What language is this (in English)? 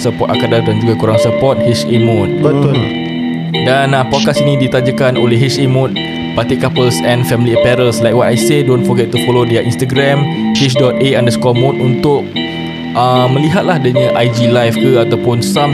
Malay